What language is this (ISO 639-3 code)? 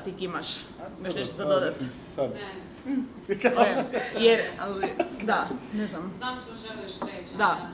hrv